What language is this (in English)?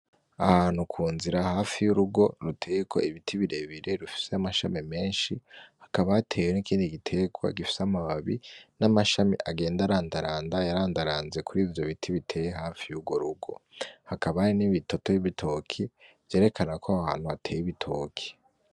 Rundi